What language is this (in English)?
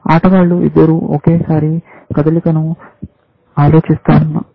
Telugu